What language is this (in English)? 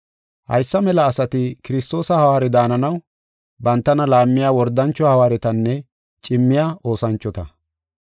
Gofa